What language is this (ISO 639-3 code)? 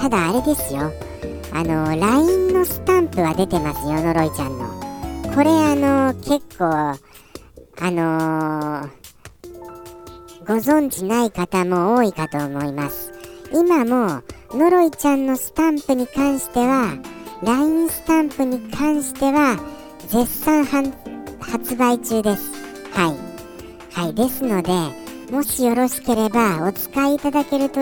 jpn